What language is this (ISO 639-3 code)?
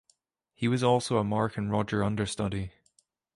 eng